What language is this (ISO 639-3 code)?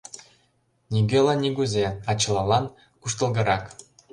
chm